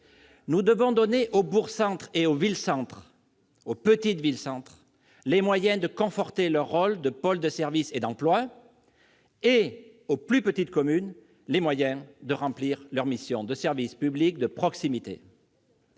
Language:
French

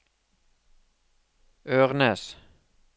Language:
Norwegian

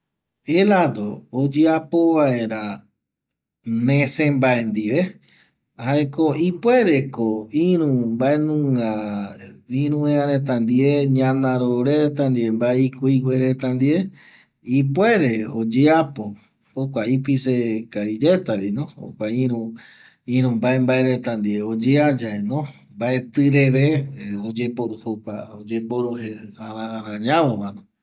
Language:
Eastern Bolivian Guaraní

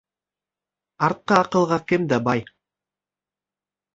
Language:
Bashkir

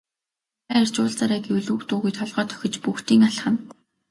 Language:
Mongolian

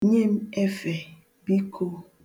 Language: Igbo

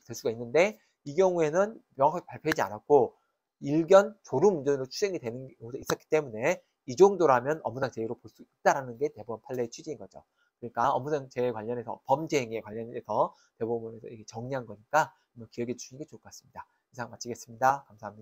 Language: Korean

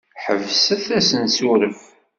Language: Kabyle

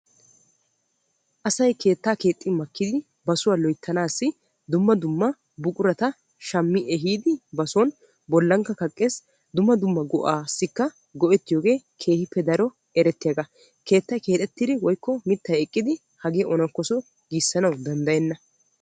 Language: Wolaytta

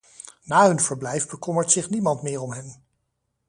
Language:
Dutch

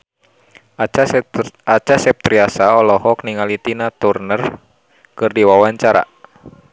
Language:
Sundanese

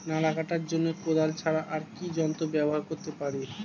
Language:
Bangla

